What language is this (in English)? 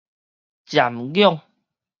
Min Nan Chinese